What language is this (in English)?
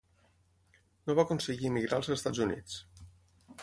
Catalan